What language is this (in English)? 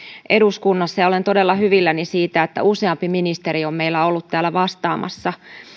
Finnish